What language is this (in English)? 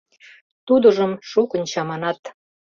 Mari